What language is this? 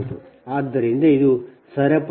Kannada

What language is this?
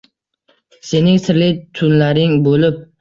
Uzbek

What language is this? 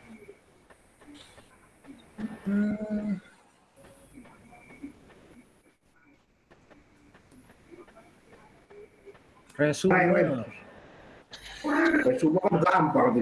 Indonesian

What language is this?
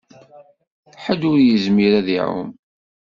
Kabyle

